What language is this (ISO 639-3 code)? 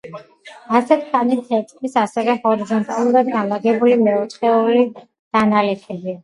kat